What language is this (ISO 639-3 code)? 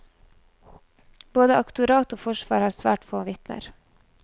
nor